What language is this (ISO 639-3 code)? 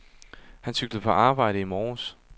dan